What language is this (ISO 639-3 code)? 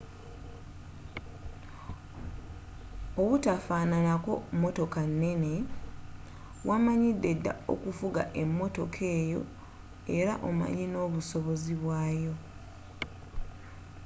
lug